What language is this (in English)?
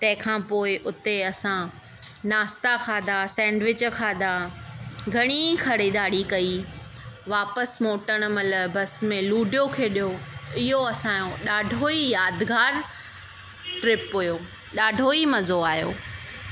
Sindhi